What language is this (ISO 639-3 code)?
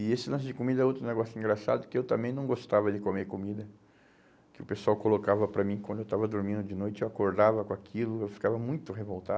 por